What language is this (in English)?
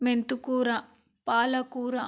Telugu